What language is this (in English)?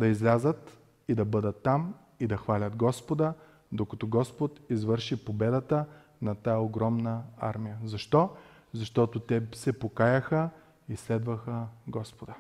Bulgarian